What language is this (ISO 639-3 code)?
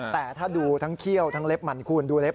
tha